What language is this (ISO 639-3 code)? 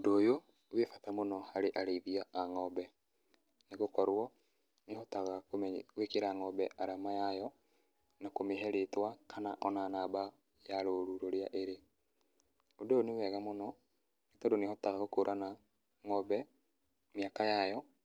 kik